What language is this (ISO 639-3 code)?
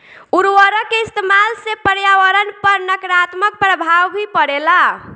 bho